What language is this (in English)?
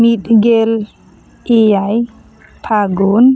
Santali